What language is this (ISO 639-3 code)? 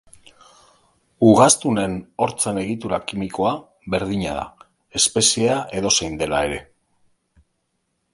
eus